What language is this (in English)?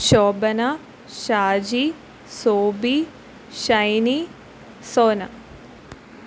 Malayalam